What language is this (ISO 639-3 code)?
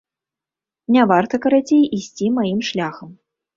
bel